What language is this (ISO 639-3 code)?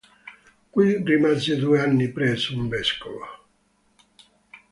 ita